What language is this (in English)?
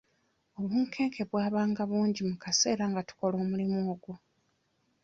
Ganda